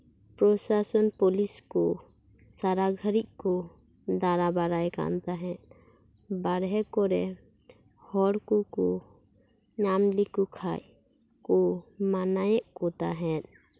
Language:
Santali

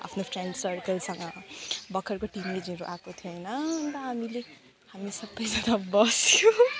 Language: Nepali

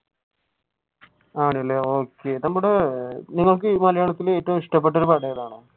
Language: Malayalam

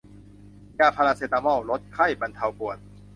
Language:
Thai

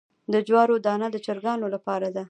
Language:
Pashto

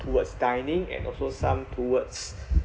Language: English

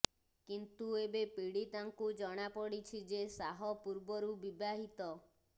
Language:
Odia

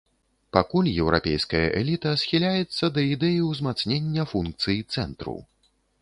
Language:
Belarusian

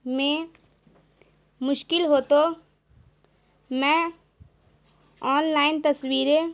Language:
Urdu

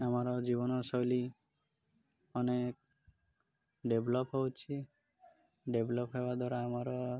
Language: Odia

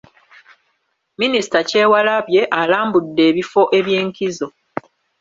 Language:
Ganda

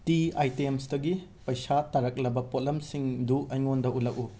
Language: Manipuri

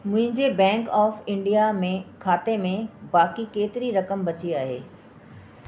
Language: Sindhi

